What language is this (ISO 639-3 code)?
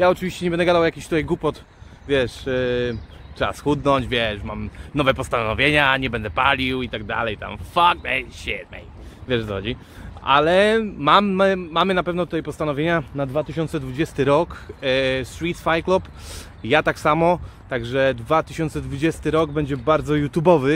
pol